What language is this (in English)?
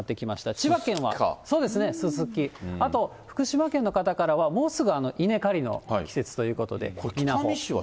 Japanese